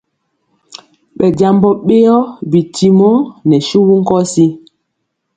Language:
Mpiemo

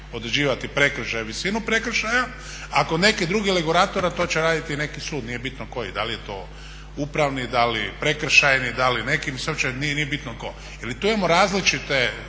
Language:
Croatian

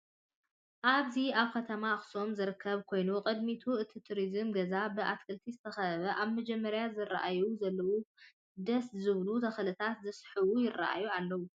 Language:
Tigrinya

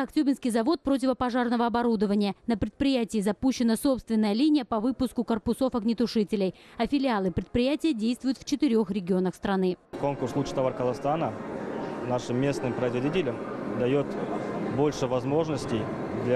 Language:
Russian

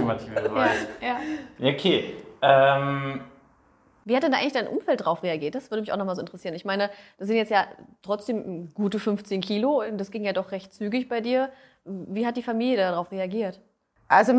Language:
German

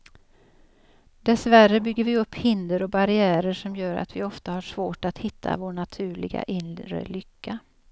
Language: Swedish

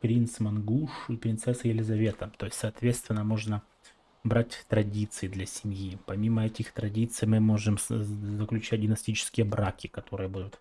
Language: Russian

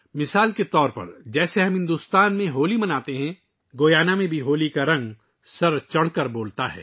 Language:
Urdu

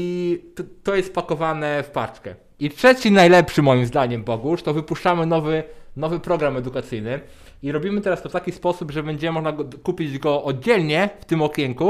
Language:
Polish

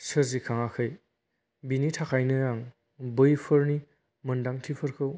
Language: Bodo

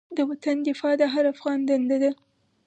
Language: Pashto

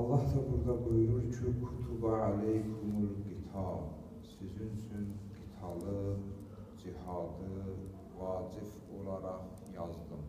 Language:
Turkish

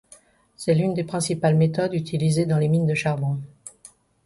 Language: French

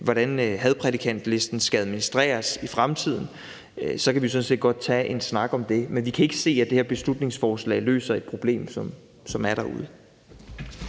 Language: Danish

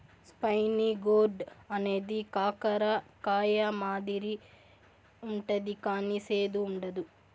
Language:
Telugu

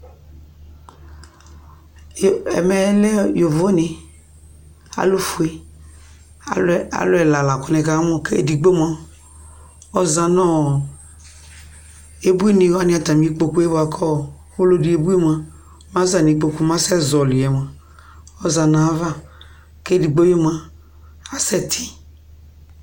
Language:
Ikposo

